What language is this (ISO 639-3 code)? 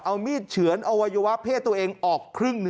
tha